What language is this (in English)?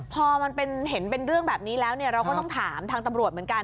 Thai